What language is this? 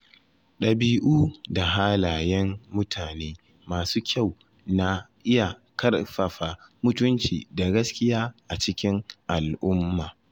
Hausa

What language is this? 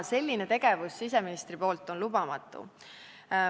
Estonian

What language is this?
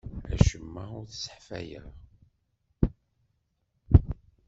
Kabyle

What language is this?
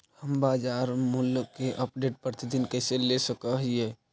Magahi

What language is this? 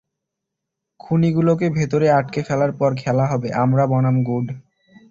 Bangla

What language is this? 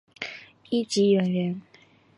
Chinese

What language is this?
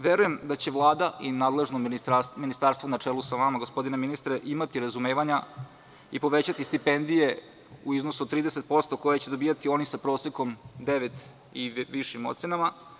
Serbian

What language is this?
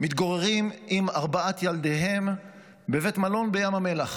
Hebrew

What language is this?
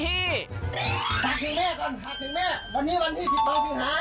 Thai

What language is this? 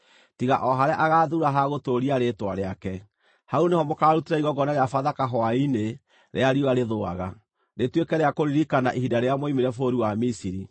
Kikuyu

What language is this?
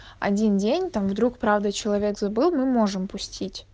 Russian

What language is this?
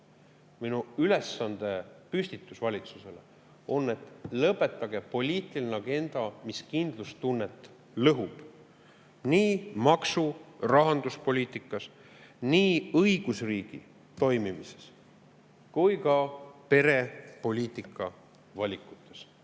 Estonian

